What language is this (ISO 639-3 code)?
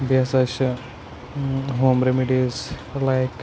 kas